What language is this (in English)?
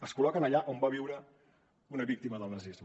Catalan